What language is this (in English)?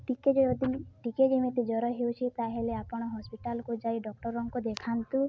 Odia